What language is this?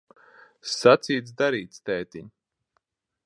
Latvian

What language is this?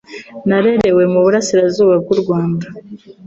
Kinyarwanda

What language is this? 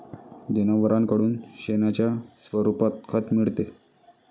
Marathi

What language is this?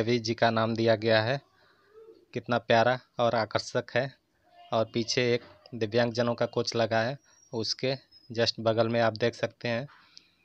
Hindi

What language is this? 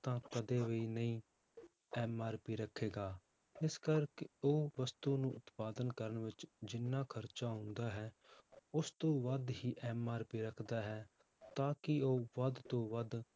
Punjabi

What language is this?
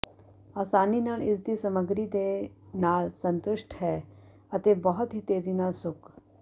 Punjabi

